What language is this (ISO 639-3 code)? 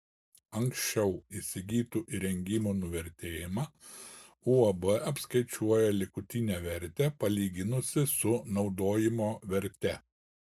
lit